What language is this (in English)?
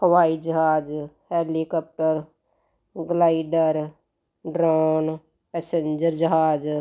Punjabi